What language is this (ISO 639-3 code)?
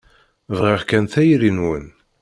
kab